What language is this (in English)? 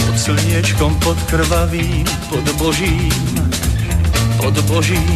Slovak